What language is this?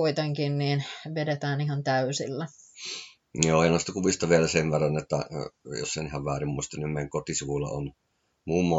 Finnish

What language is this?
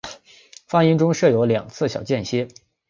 Chinese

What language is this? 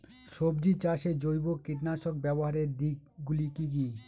Bangla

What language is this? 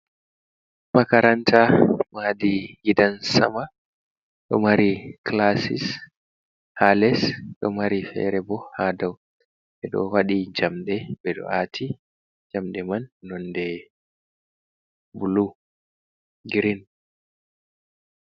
Fula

